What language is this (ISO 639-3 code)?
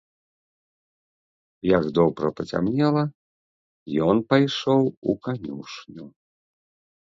bel